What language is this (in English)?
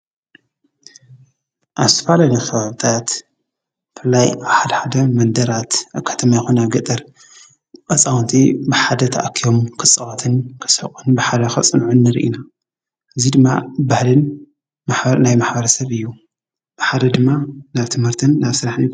Tigrinya